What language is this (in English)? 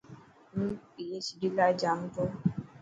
Dhatki